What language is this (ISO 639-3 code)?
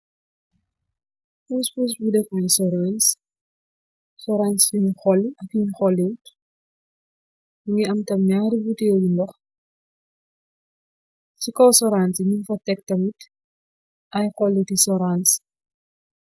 wol